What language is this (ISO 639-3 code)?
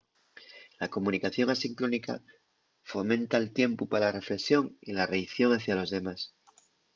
ast